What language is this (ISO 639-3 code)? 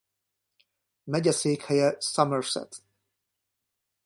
hun